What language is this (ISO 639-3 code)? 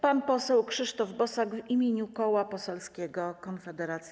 pol